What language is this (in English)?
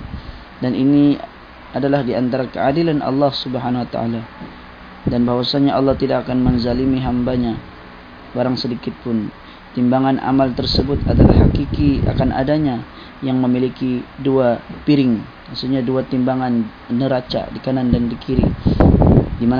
Malay